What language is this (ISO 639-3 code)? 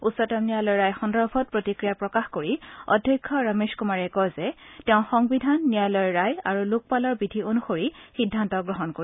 asm